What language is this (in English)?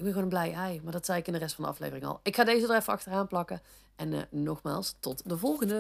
Dutch